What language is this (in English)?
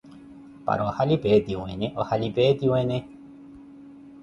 Koti